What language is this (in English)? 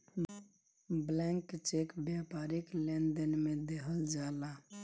Bhojpuri